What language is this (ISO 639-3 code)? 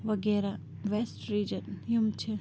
kas